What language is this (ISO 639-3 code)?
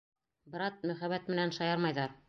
bak